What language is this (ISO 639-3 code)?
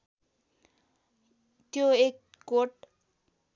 nep